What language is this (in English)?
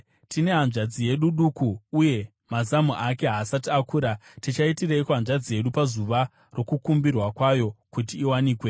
Shona